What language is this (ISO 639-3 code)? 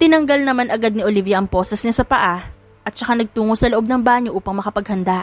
fil